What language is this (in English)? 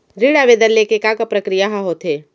Chhattisgarhi